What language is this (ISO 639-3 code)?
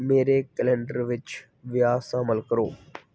pan